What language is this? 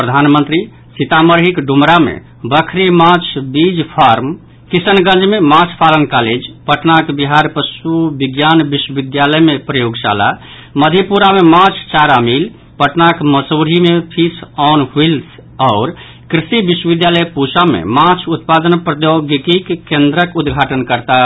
Maithili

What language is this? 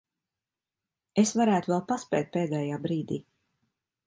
Latvian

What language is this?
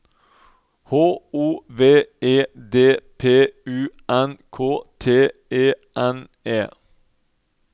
Norwegian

